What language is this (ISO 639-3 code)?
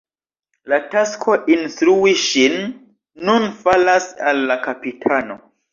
epo